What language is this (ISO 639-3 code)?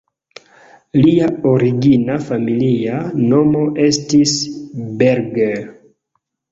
epo